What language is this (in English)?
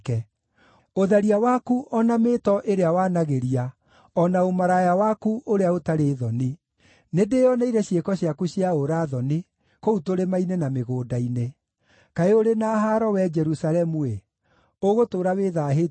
Kikuyu